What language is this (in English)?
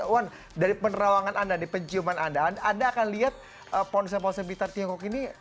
Indonesian